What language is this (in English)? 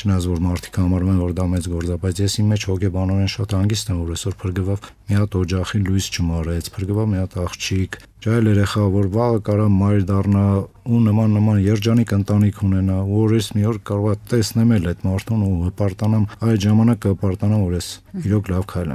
Romanian